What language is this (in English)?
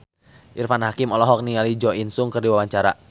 Sundanese